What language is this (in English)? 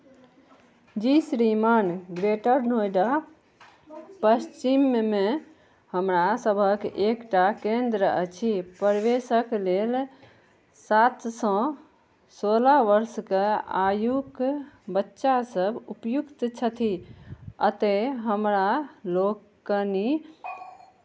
Maithili